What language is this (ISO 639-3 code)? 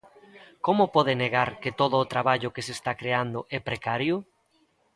glg